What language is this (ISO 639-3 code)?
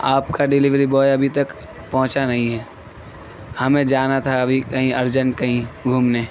urd